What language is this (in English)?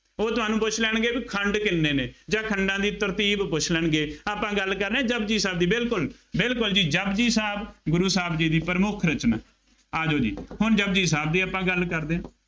Punjabi